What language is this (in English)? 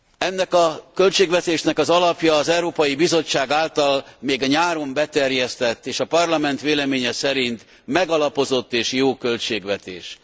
Hungarian